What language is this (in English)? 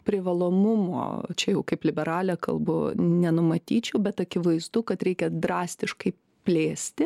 Lithuanian